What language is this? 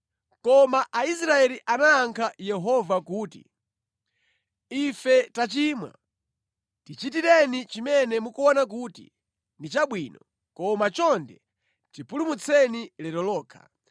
Nyanja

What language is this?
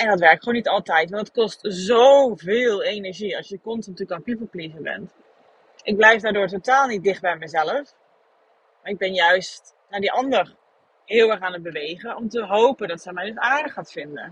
Dutch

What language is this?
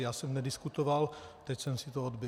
Czech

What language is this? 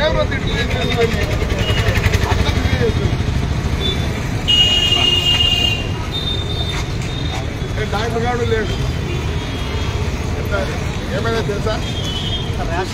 Arabic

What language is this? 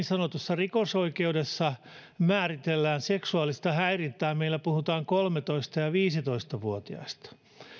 Finnish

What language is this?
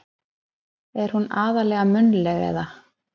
Icelandic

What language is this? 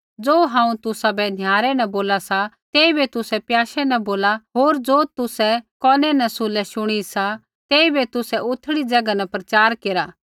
Kullu Pahari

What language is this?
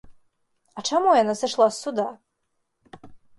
Belarusian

